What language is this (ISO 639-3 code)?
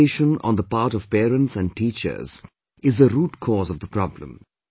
eng